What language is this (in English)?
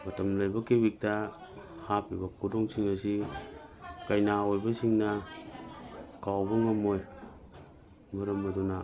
Manipuri